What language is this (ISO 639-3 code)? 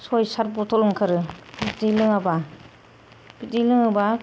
brx